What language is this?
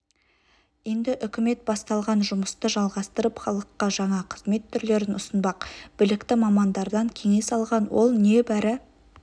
Kazakh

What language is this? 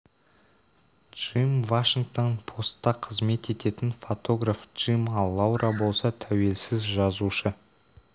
Kazakh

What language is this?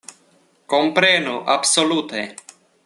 Esperanto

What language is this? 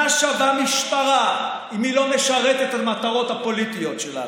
Hebrew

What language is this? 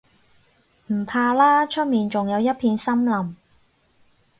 Cantonese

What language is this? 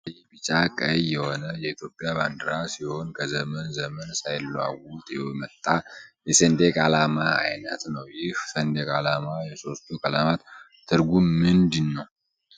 Amharic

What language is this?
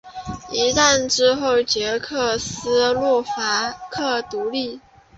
Chinese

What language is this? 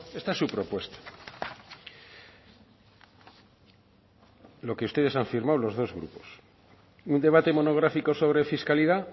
Spanish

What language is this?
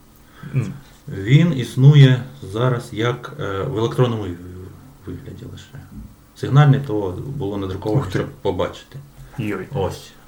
Ukrainian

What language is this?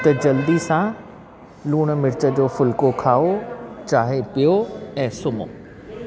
Sindhi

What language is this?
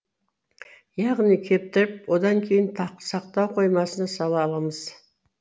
Kazakh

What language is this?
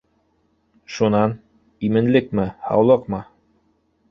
Bashkir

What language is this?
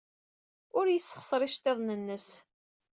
Kabyle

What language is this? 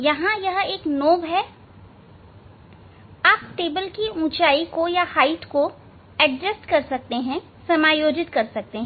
Hindi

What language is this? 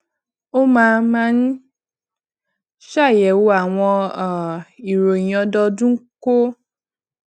Yoruba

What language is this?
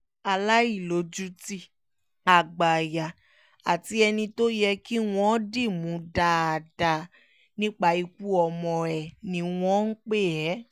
Yoruba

